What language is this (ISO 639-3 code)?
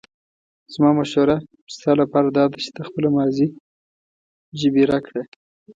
pus